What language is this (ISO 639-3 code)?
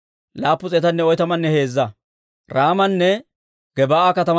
dwr